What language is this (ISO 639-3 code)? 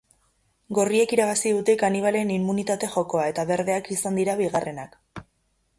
eus